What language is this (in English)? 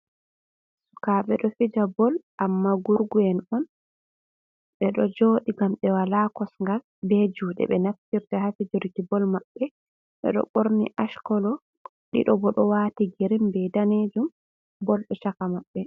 Fula